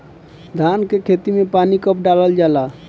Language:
Bhojpuri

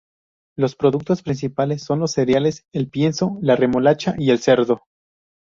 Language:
Spanish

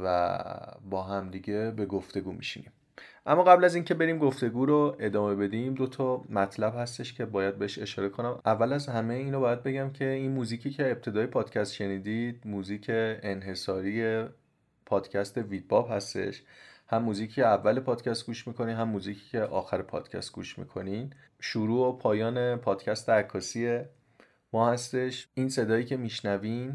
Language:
Persian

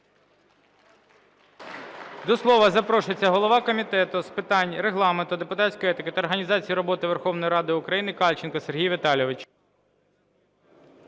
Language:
Ukrainian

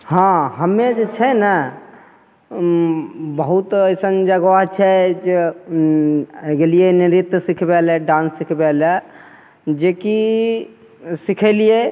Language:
Maithili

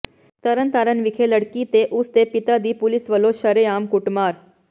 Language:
Punjabi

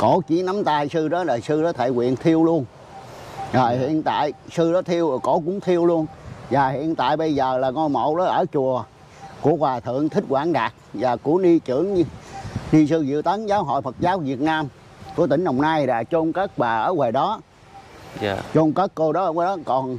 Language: Vietnamese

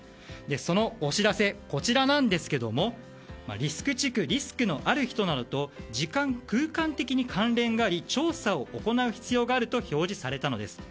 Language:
Japanese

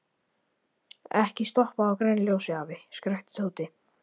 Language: Icelandic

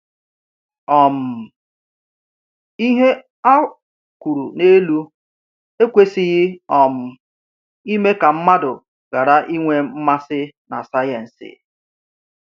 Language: Igbo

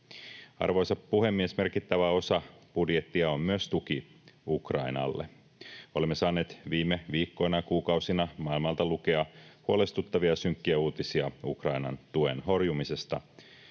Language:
Finnish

